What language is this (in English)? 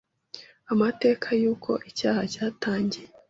Kinyarwanda